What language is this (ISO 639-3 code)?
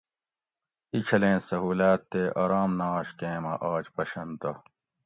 gwc